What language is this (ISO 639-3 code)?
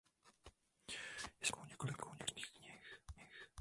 ces